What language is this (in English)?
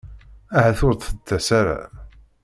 Kabyle